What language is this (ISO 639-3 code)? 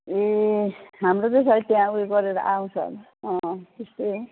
nep